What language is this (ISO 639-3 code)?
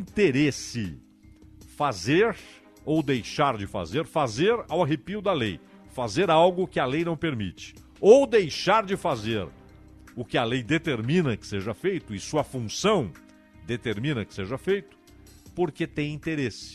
por